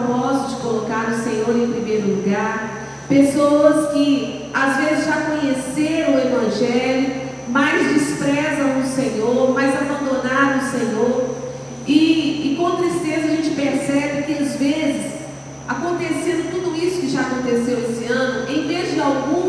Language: Portuguese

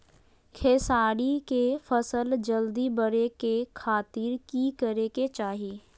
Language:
Magahi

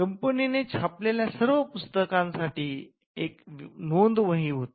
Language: Marathi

